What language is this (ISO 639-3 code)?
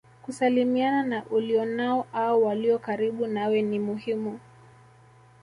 swa